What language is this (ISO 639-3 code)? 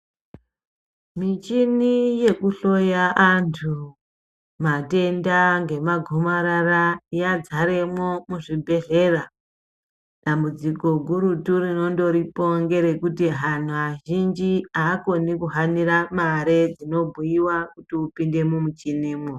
ndc